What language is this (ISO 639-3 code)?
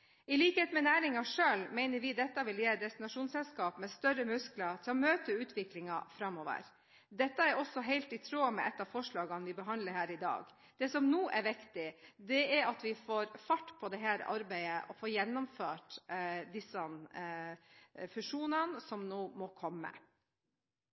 nob